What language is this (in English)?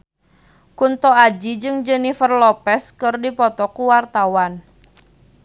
Sundanese